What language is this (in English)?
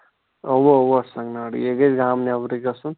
Kashmiri